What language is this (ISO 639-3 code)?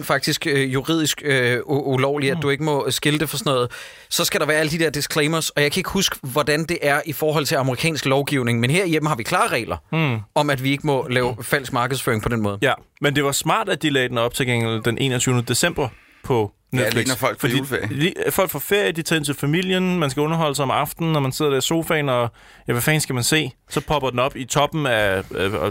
dan